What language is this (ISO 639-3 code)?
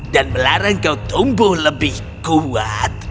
ind